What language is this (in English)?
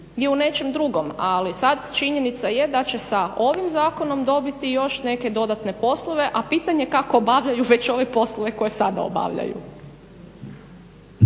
Croatian